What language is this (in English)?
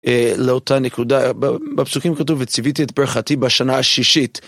Hebrew